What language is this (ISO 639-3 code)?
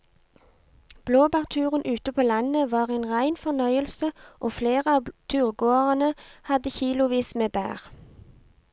nor